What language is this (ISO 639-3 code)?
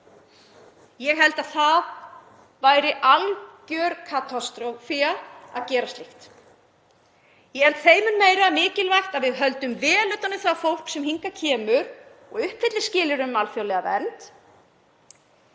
isl